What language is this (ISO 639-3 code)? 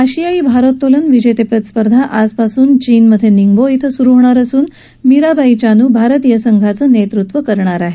mar